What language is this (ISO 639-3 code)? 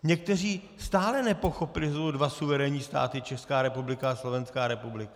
ces